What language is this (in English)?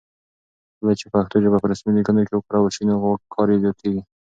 Pashto